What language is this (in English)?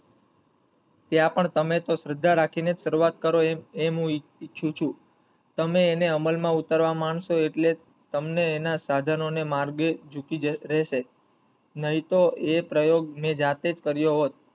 Gujarati